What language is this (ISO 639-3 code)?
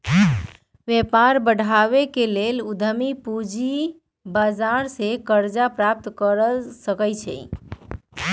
mag